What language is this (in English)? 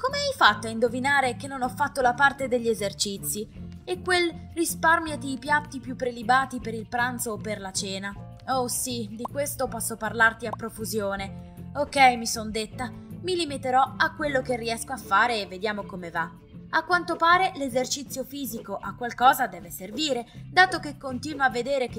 Italian